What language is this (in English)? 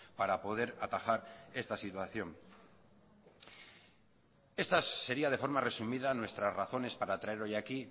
Spanish